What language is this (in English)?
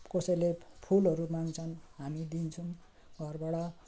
Nepali